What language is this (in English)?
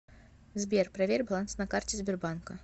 Russian